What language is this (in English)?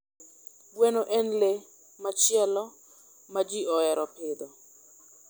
Luo (Kenya and Tanzania)